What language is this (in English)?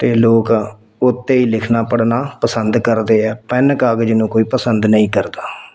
Punjabi